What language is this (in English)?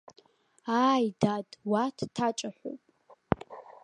Abkhazian